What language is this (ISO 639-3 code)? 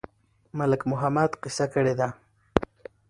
pus